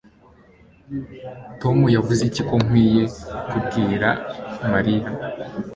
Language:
Kinyarwanda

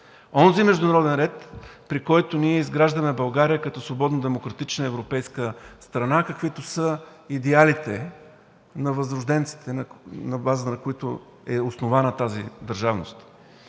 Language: Bulgarian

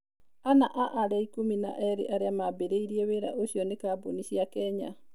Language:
Kikuyu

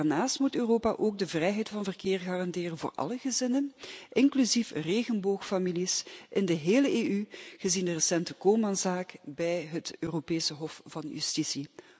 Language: Dutch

